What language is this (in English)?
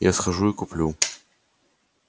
Russian